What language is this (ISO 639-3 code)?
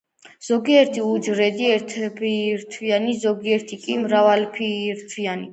kat